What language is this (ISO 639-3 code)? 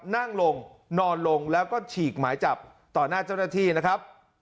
tha